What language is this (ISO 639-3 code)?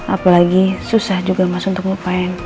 ind